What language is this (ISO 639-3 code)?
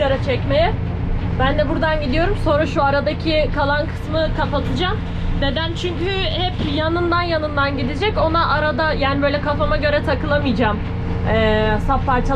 tur